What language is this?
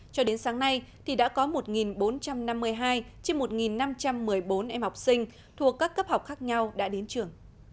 Vietnamese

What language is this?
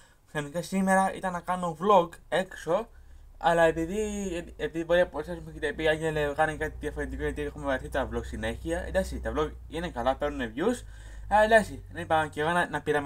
Greek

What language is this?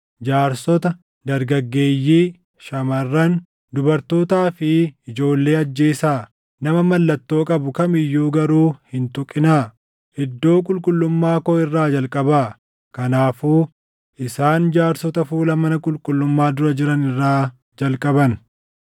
Oromo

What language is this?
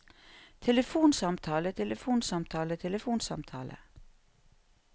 Norwegian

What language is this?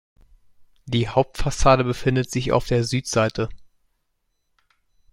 German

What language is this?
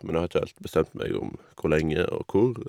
Norwegian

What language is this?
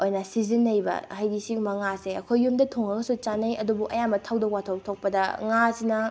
Manipuri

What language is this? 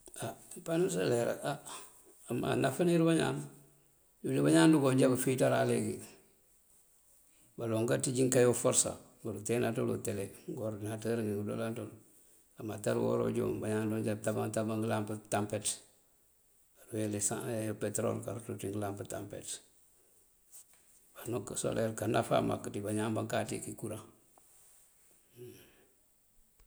Mandjak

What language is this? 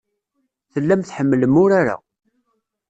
Kabyle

